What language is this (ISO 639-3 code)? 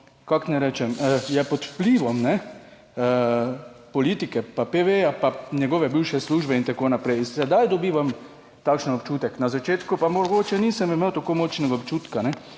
slv